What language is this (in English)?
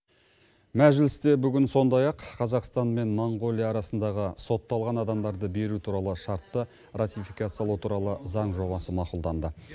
Kazakh